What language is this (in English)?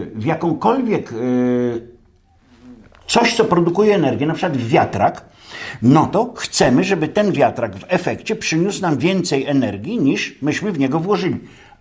Polish